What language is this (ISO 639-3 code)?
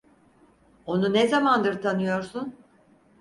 tur